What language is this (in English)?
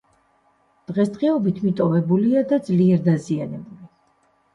Georgian